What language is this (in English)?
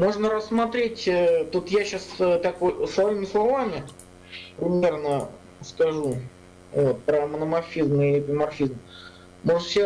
Russian